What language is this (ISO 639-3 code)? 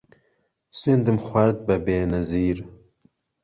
ckb